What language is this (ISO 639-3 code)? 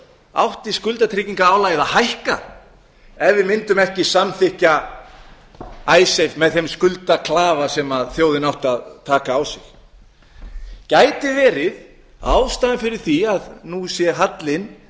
isl